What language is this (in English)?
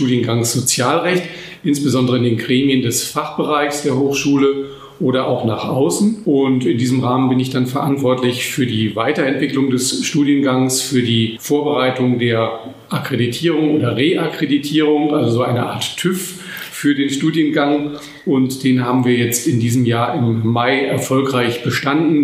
German